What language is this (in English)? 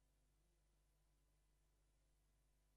Hebrew